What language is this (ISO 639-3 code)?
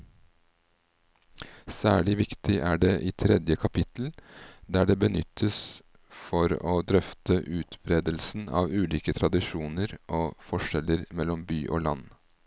nor